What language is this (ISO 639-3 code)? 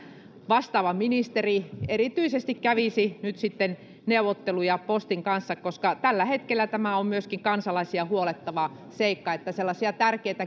fin